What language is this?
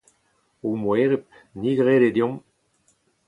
Breton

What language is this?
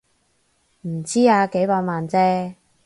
Cantonese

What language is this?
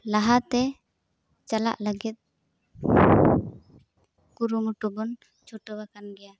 Santali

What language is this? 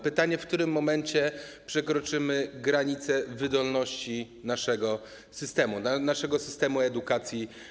Polish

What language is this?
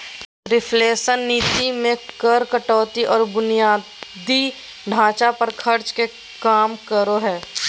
Magahi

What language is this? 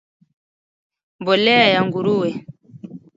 Swahili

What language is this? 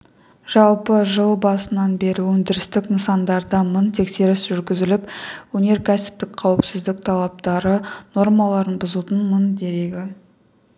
Kazakh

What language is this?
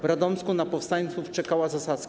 Polish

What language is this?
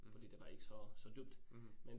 Danish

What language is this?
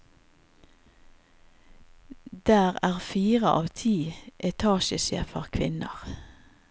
Norwegian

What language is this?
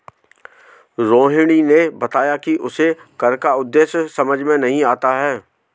Hindi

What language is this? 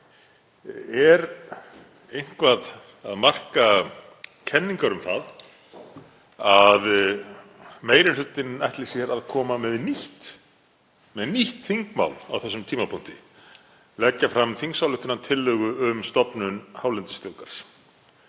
Icelandic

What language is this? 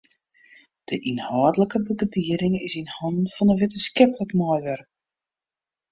Western Frisian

